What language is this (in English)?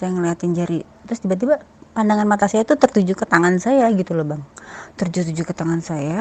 Indonesian